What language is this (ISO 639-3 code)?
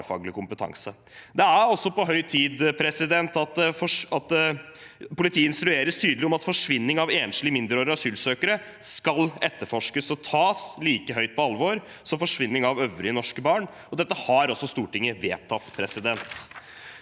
nor